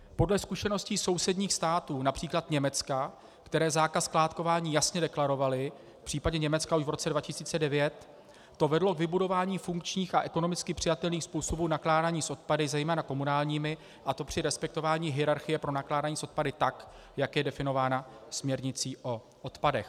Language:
Czech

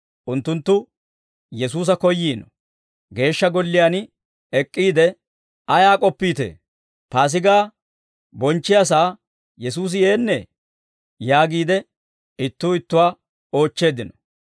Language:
Dawro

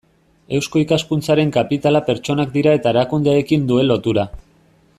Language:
Basque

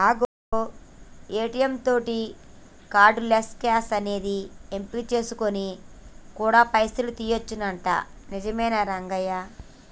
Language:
Telugu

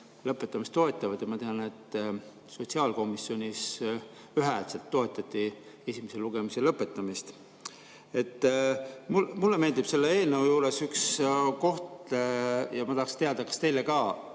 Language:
Estonian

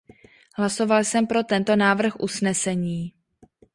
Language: Czech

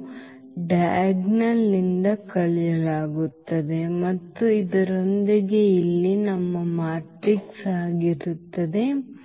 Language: Kannada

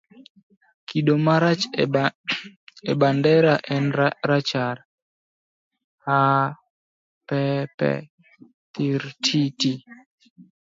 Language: Luo (Kenya and Tanzania)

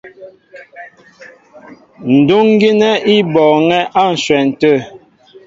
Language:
Mbo (Cameroon)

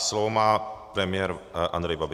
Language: Czech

